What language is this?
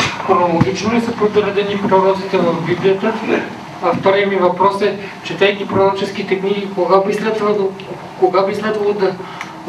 Bulgarian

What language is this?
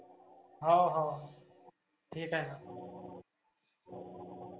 Marathi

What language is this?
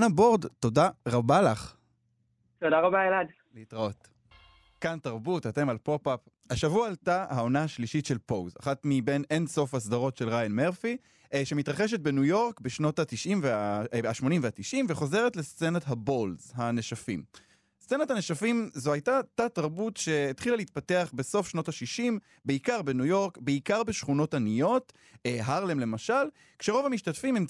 Hebrew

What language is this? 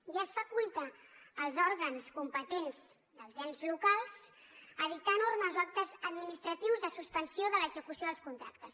Catalan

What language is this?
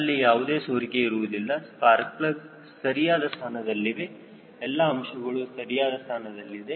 Kannada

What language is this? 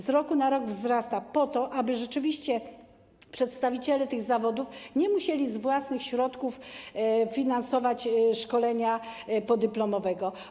Polish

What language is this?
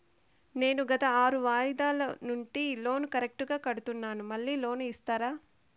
Telugu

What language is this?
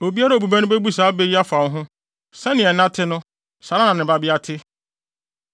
Akan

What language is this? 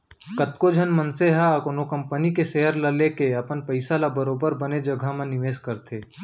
Chhattisgarhi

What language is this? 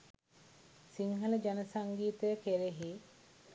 Sinhala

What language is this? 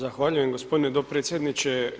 Croatian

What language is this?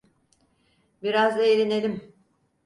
Turkish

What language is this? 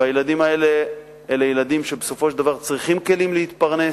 Hebrew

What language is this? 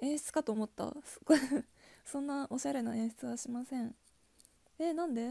Japanese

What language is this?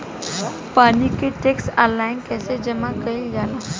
Bhojpuri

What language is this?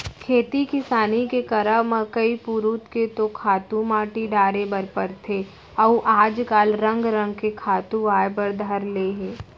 Chhattisgarhi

